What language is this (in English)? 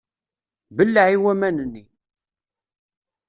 Kabyle